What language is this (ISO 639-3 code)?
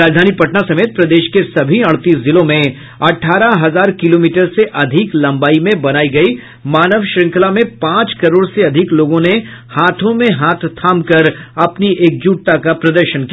hin